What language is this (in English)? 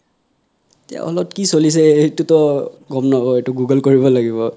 Assamese